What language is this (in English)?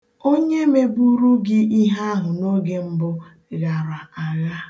Igbo